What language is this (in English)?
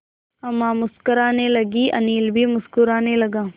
Hindi